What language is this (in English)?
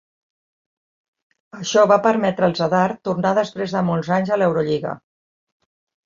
Catalan